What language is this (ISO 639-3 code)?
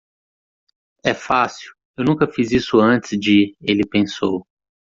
por